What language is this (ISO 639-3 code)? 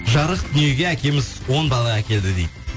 kaz